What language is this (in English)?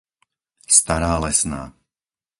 Slovak